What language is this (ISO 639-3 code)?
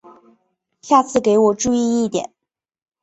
zho